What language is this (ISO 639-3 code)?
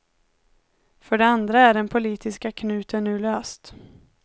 swe